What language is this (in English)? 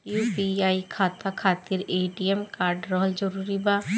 Bhojpuri